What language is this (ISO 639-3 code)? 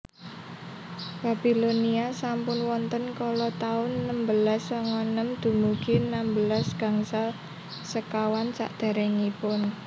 jav